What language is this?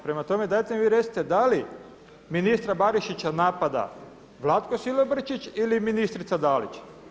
Croatian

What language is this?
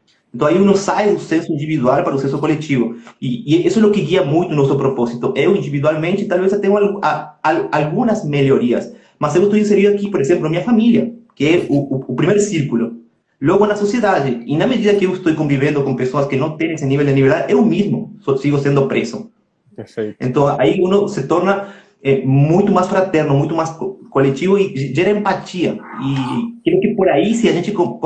Portuguese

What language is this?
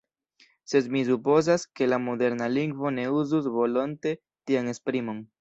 Esperanto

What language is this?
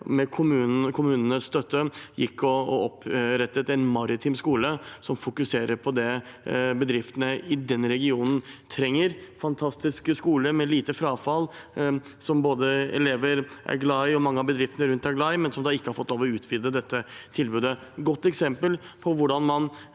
Norwegian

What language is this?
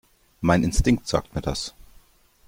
German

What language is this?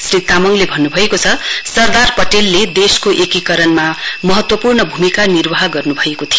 Nepali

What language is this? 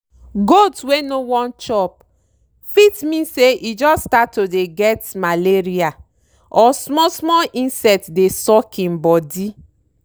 Nigerian Pidgin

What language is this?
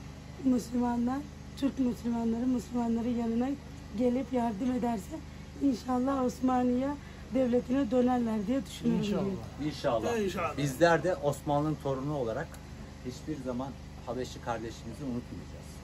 Turkish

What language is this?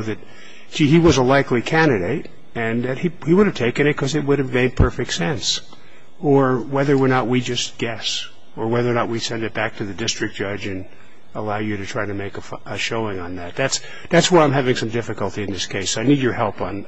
English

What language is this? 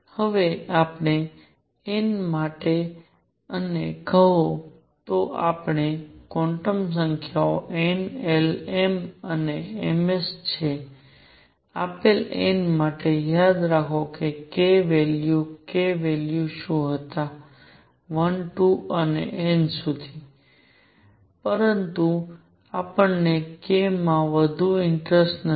Gujarati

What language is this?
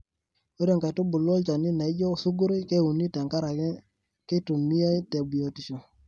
Masai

